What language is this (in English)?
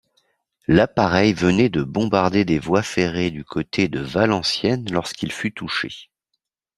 French